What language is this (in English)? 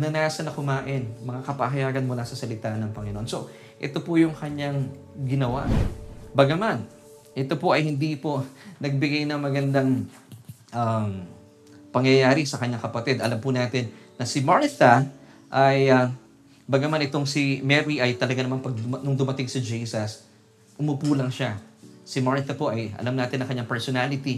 Filipino